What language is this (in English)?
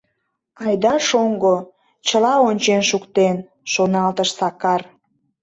Mari